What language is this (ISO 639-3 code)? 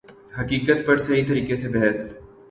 urd